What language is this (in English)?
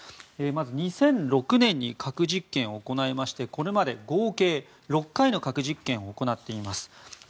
Japanese